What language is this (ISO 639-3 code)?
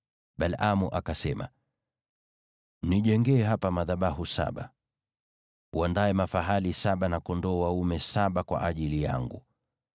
swa